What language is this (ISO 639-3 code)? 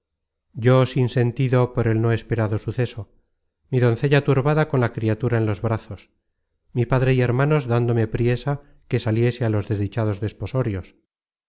spa